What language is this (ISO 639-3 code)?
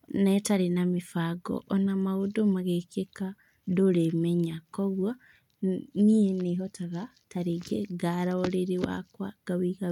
kik